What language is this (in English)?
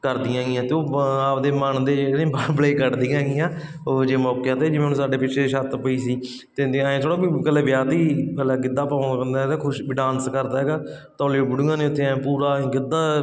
Punjabi